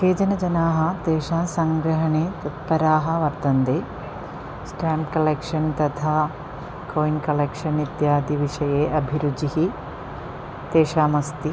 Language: Sanskrit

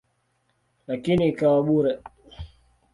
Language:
Swahili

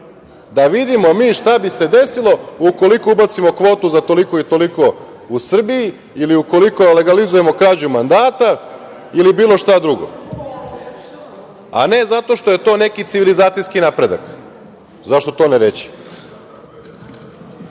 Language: Serbian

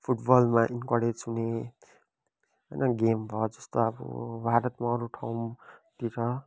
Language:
Nepali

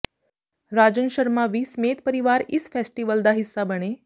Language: Punjabi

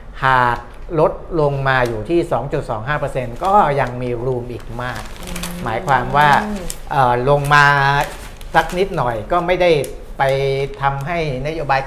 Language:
Thai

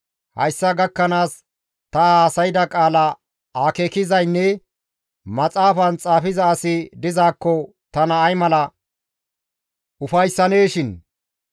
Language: Gamo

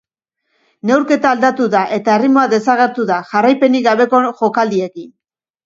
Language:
Basque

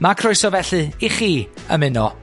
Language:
Welsh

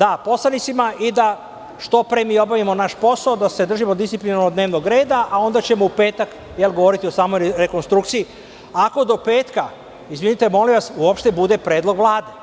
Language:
Serbian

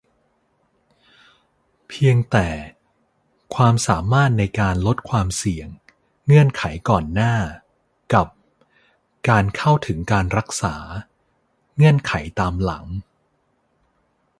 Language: Thai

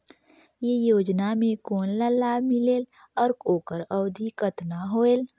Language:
Chhattisgarhi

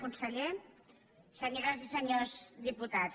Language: Catalan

